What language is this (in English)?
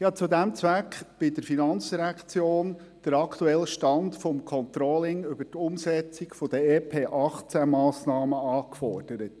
Swiss German